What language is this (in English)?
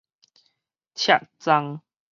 Min Nan Chinese